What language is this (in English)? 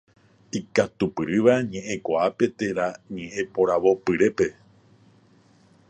Guarani